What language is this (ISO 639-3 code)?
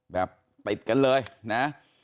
tha